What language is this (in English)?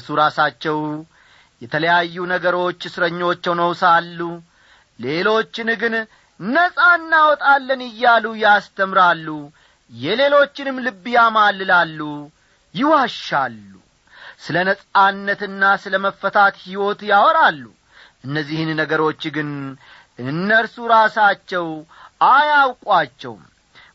Amharic